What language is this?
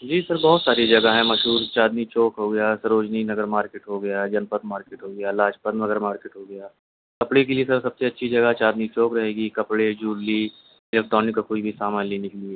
Urdu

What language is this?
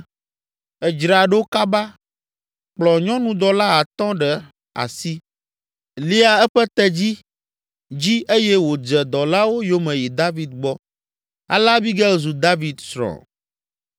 Ewe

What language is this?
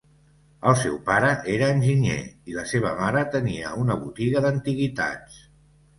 Catalan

